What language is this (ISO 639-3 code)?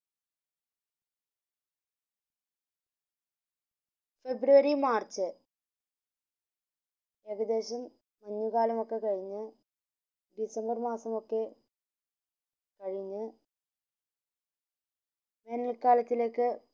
mal